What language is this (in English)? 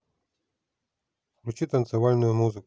Russian